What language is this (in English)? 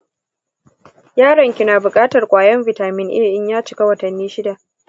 Hausa